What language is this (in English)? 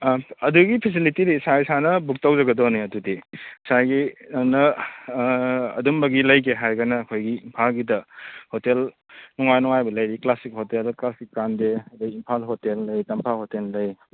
Manipuri